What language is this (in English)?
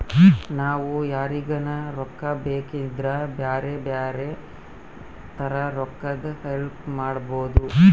Kannada